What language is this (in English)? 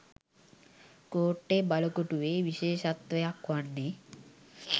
Sinhala